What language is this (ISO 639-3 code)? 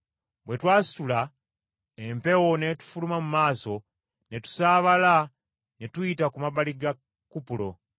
lug